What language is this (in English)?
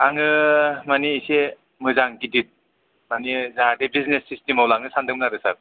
Bodo